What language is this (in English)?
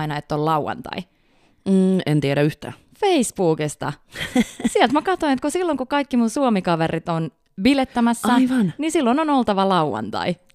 Finnish